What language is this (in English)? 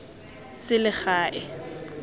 Tswana